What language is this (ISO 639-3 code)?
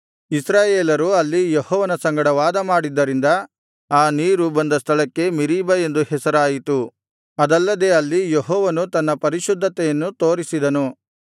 kan